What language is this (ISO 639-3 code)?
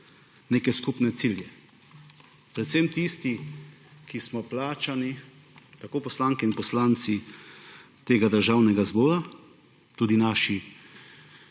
slv